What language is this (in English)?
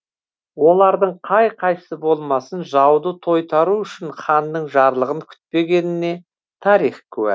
Kazakh